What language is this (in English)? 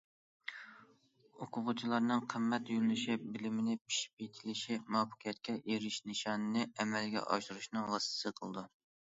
Uyghur